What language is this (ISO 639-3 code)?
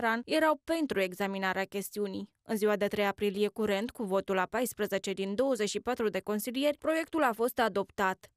ron